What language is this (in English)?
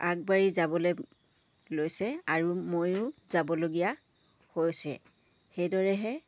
Assamese